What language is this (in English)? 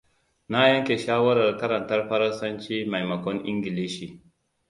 Hausa